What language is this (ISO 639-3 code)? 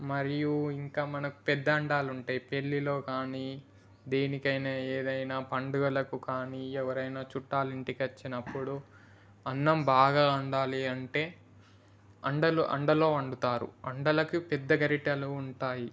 tel